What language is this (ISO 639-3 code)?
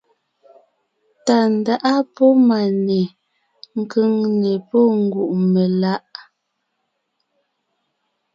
nnh